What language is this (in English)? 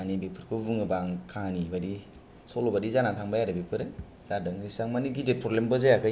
Bodo